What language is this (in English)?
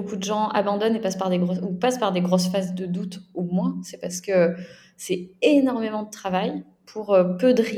French